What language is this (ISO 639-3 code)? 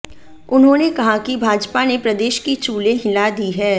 hin